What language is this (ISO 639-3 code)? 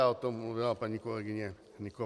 ces